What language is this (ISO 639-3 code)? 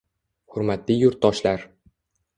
uzb